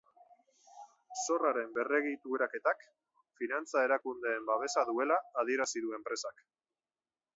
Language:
Basque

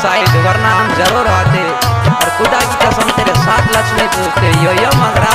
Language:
Arabic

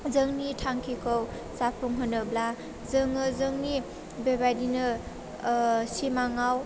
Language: Bodo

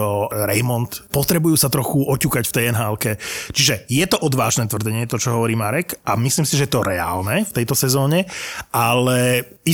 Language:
Slovak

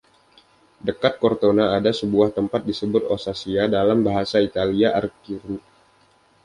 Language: Indonesian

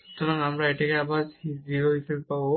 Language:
Bangla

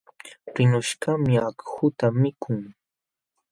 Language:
Jauja Wanca Quechua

